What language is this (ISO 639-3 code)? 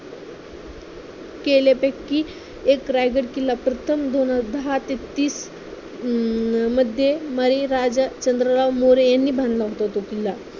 mar